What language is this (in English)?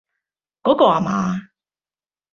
Cantonese